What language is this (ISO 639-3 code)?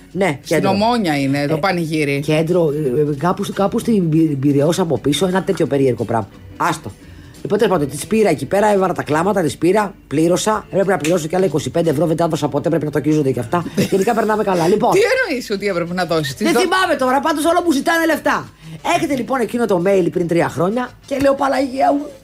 ell